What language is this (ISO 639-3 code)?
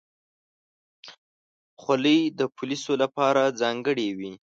pus